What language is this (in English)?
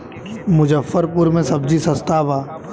Bhojpuri